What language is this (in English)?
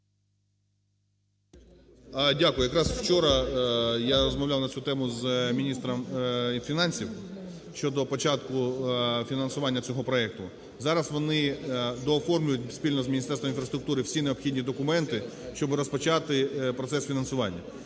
Ukrainian